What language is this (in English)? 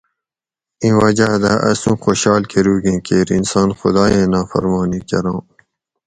Gawri